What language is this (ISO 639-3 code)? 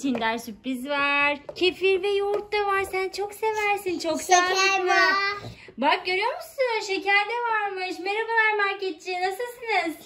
tur